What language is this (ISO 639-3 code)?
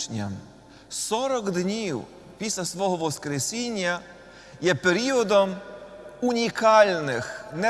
ukr